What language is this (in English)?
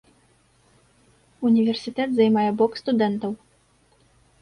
Belarusian